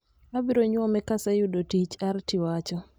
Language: Luo (Kenya and Tanzania)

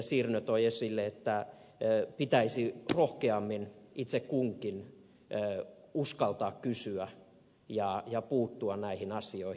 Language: Finnish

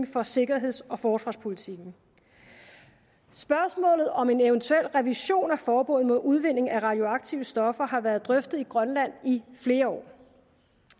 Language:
Danish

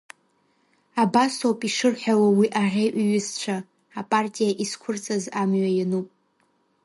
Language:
Abkhazian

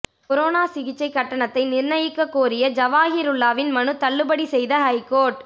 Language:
Tamil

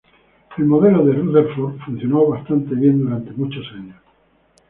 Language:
Spanish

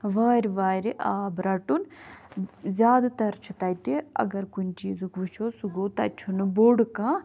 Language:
Kashmiri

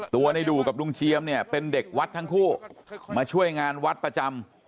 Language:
Thai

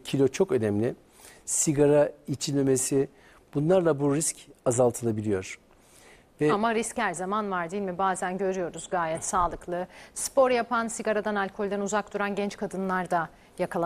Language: Turkish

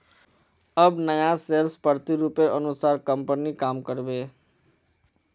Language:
Magahi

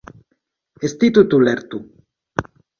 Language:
Basque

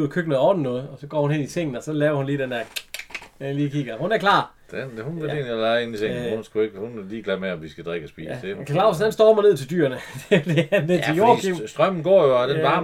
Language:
Danish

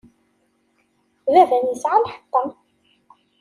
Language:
Kabyle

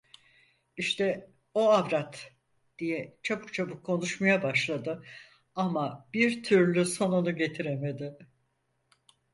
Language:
Turkish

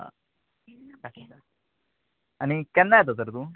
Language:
Konkani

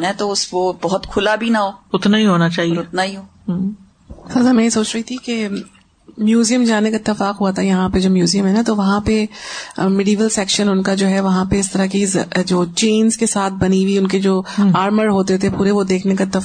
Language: Urdu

